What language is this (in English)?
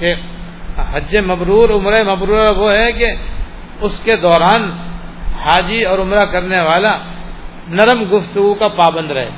Urdu